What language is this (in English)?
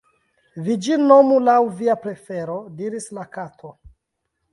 Esperanto